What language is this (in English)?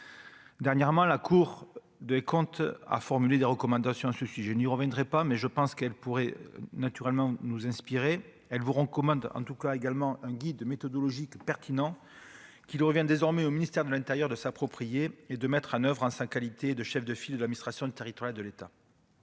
French